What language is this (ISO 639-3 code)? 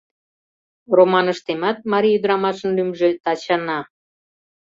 chm